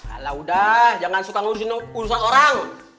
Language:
Indonesian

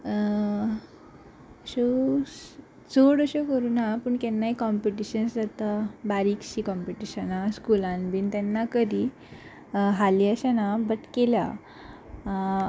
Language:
Konkani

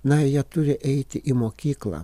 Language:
Lithuanian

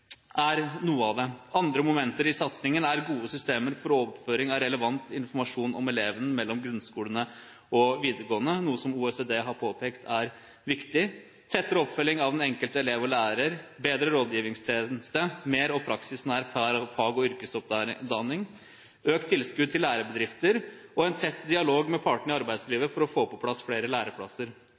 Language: Norwegian Bokmål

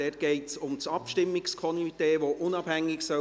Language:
Swiss German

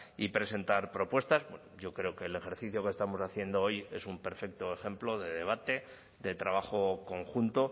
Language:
Spanish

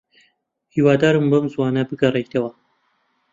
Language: Central Kurdish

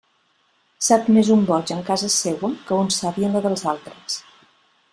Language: Catalan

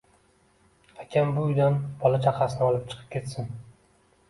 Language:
Uzbek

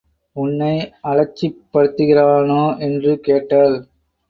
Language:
Tamil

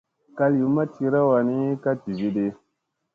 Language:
Musey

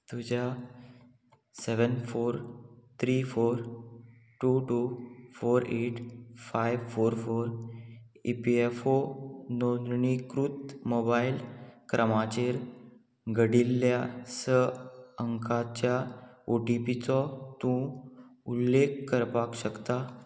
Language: Konkani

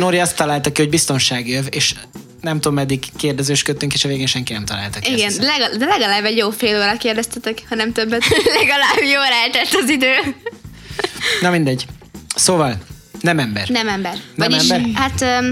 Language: Hungarian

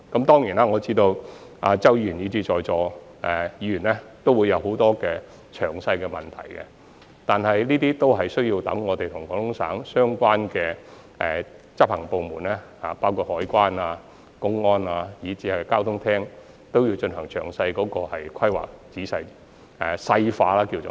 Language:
Cantonese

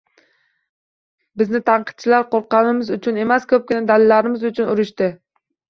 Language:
Uzbek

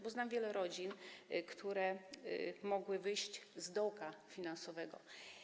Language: Polish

